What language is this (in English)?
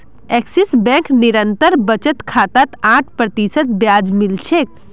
Magahi